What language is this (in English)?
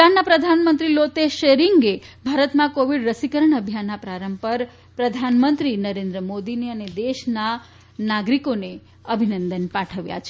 Gujarati